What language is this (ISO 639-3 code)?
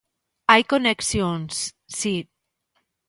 glg